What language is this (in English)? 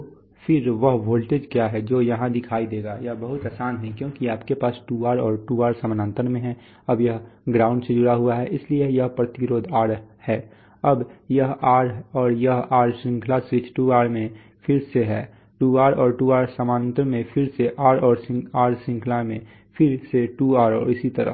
Hindi